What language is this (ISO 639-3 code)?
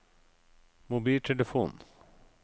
nor